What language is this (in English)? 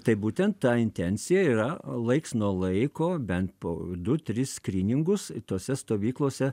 Lithuanian